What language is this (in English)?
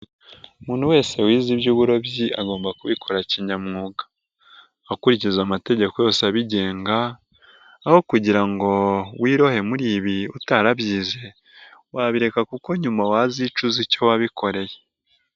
Kinyarwanda